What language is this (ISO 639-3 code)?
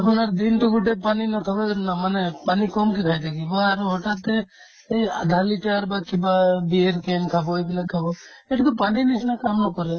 asm